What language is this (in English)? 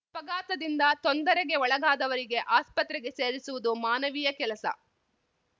Kannada